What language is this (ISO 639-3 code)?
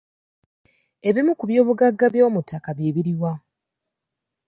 lug